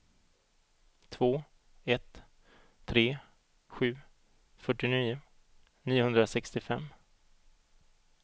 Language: Swedish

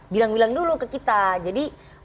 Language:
Indonesian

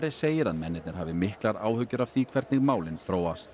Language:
Icelandic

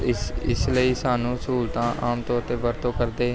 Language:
Punjabi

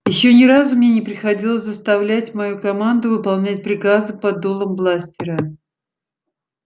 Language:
Russian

